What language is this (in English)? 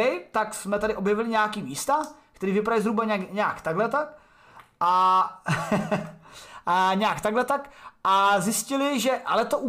Czech